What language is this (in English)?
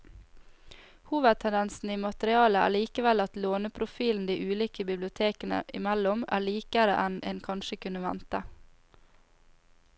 Norwegian